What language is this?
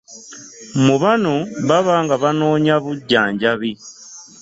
Ganda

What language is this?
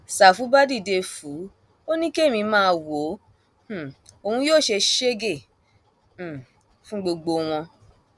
Yoruba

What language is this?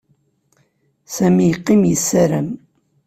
Kabyle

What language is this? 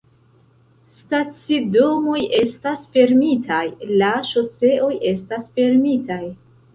Esperanto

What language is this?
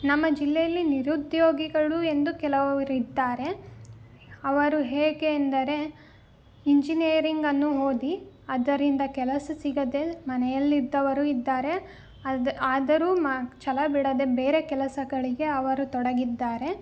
Kannada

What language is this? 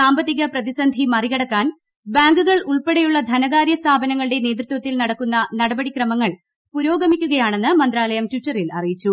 Malayalam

